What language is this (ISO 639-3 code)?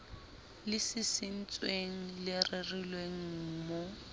sot